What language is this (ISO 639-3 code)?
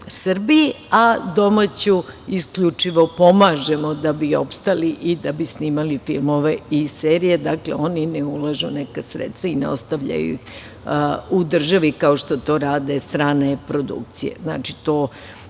srp